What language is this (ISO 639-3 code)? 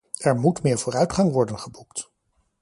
nld